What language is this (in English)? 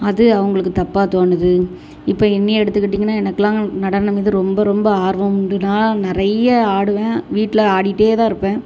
Tamil